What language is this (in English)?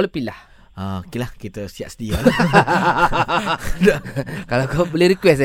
Malay